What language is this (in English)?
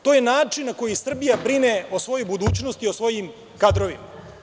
Serbian